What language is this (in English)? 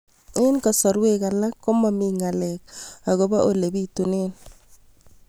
Kalenjin